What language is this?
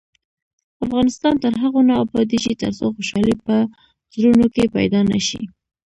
Pashto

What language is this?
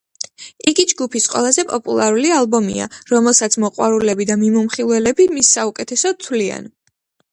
Georgian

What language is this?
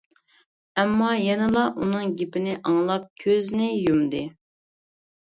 Uyghur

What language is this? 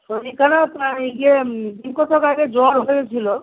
Bangla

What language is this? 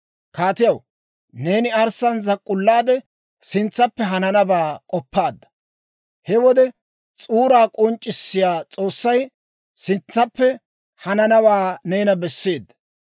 Dawro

